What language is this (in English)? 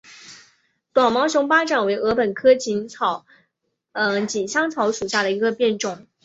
Chinese